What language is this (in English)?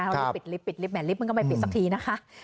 Thai